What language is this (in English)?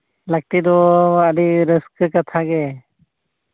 Santali